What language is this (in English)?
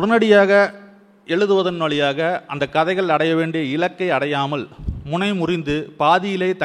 Tamil